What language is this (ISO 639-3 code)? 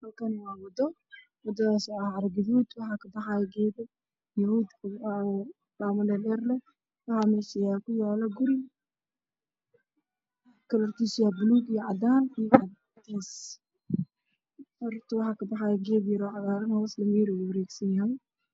som